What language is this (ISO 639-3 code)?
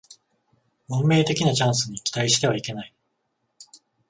jpn